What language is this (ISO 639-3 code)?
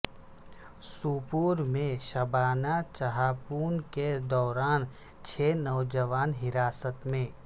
urd